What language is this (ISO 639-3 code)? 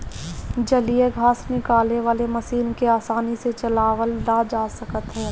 bho